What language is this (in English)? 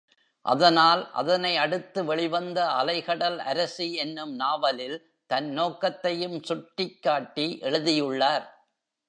Tamil